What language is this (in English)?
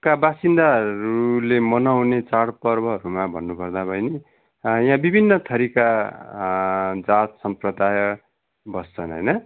Nepali